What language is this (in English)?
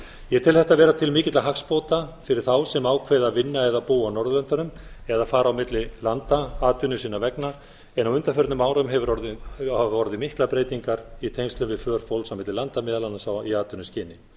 Icelandic